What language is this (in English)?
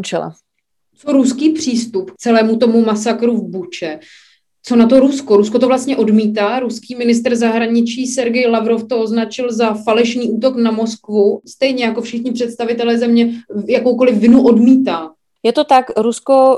Czech